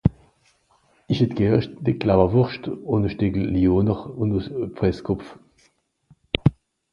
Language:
Swiss German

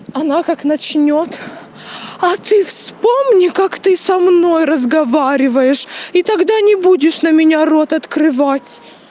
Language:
Russian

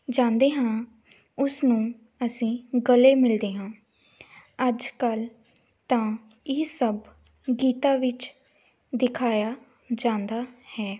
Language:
Punjabi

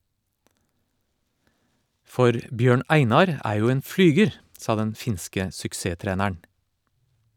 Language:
Norwegian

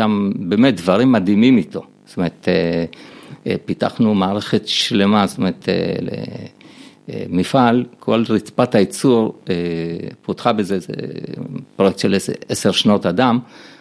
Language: Hebrew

